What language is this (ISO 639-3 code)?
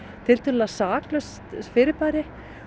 isl